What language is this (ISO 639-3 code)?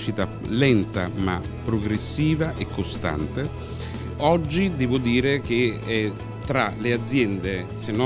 ita